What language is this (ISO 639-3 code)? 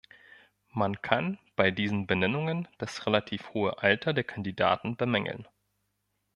deu